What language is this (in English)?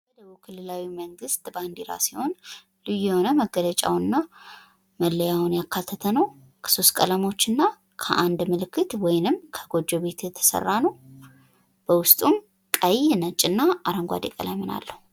Amharic